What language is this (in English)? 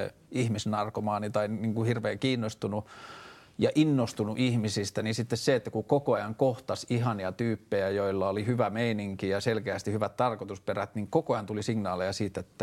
Finnish